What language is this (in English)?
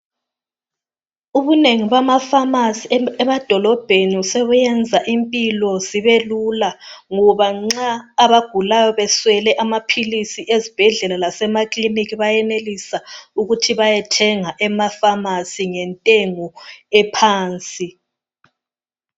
North Ndebele